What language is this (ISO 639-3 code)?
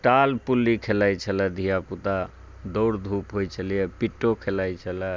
mai